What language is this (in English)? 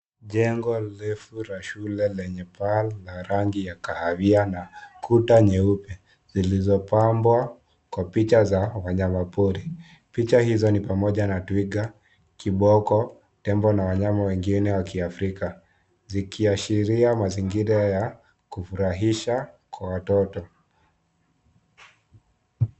Swahili